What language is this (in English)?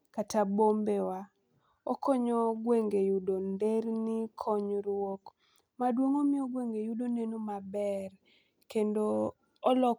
Luo (Kenya and Tanzania)